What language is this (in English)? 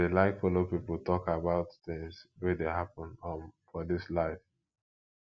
Nigerian Pidgin